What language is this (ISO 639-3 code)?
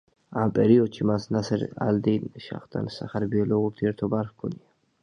kat